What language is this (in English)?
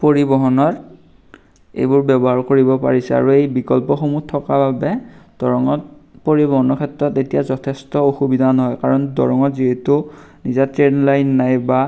Assamese